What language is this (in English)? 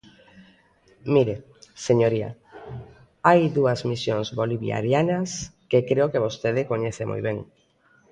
Galician